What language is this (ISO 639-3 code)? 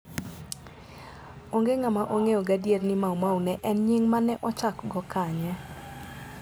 luo